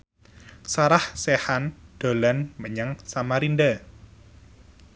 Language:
Javanese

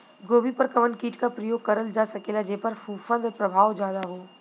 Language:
Bhojpuri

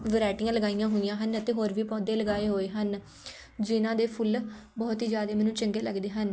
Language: Punjabi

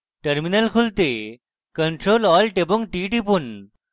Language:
Bangla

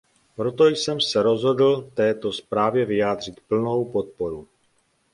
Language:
Czech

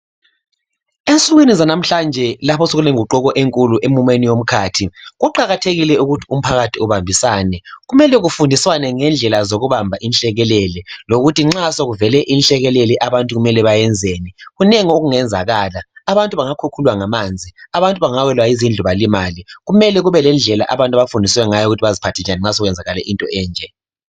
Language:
North Ndebele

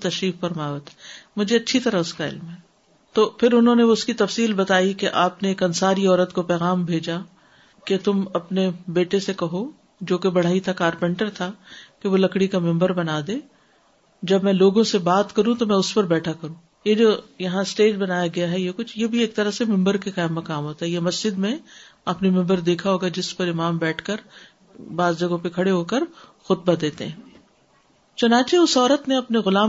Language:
Urdu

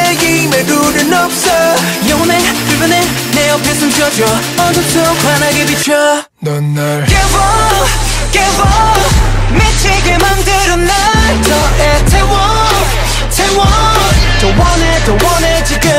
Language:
Korean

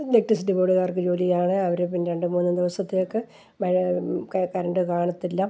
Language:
Malayalam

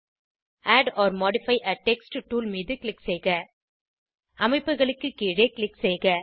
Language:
Tamil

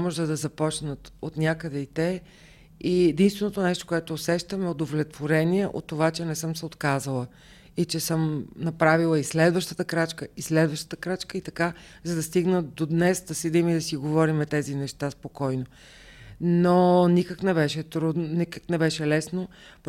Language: Bulgarian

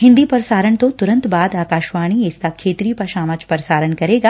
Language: Punjabi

